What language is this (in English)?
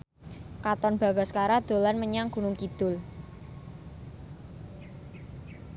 Javanese